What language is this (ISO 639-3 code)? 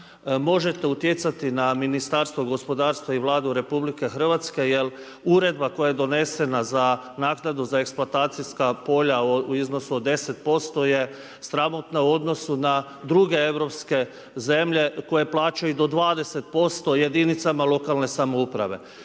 hrv